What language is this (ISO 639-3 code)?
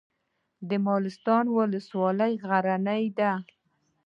pus